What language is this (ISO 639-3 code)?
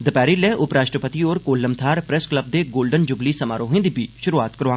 doi